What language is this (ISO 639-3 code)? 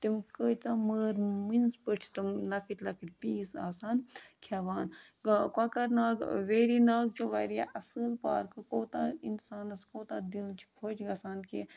kas